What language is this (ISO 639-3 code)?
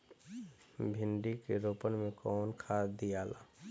bho